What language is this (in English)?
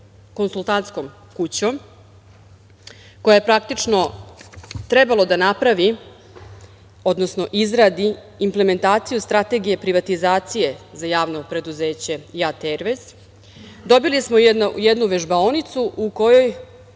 Serbian